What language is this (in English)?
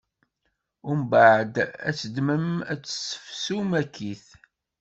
Kabyle